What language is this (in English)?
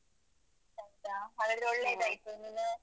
Kannada